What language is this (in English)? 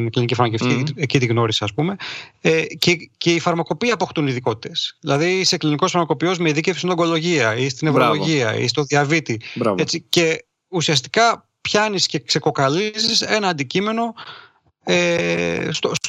Greek